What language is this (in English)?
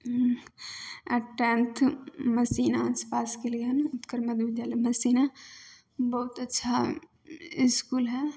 Maithili